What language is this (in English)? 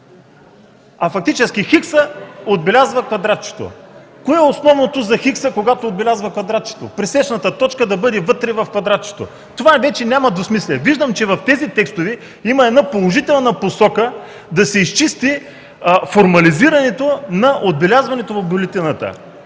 Bulgarian